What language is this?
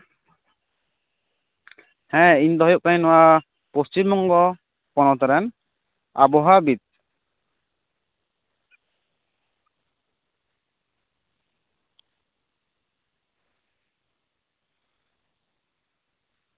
Santali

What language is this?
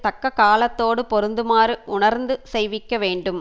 Tamil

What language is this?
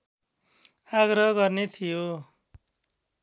Nepali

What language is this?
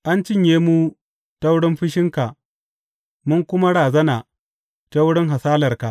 Hausa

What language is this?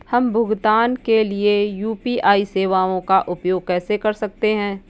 Hindi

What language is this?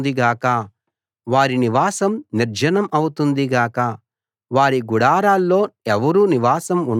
Telugu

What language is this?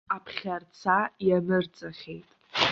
Abkhazian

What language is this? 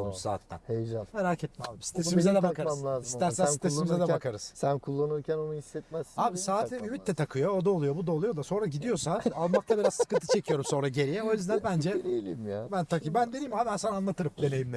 Turkish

